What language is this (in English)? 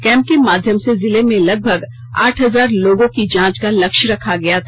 Hindi